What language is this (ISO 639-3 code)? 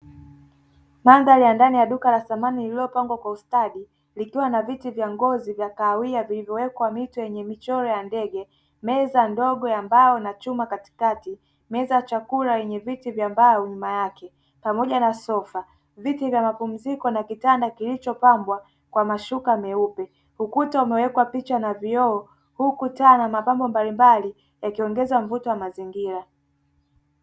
swa